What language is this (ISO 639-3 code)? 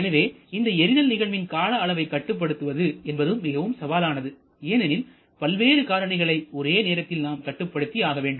tam